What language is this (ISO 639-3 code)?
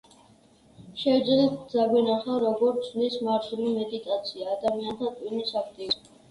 kat